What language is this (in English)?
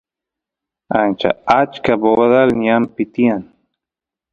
Santiago del Estero Quichua